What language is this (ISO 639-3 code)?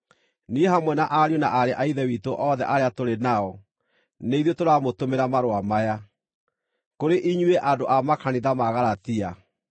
kik